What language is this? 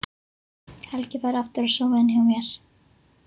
Icelandic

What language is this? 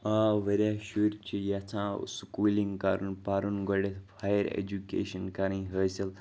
Kashmiri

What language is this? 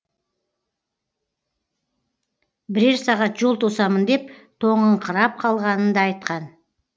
Kazakh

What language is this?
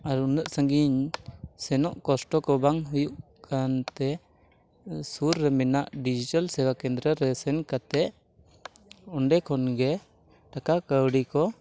Santali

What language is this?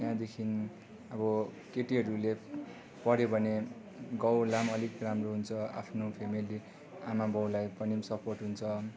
Nepali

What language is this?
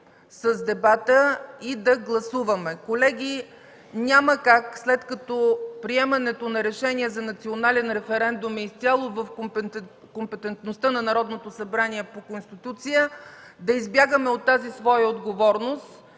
Bulgarian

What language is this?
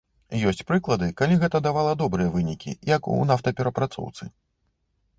Belarusian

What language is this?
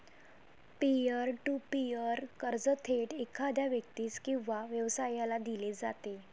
Marathi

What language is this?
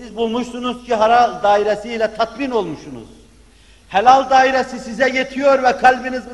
Turkish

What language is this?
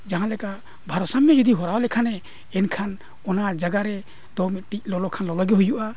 Santali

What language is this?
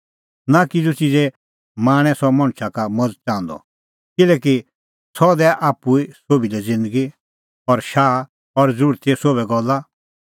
Kullu Pahari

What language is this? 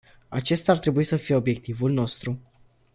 Romanian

